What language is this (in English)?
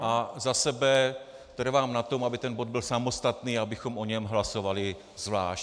Czech